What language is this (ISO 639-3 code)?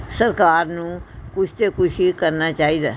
pan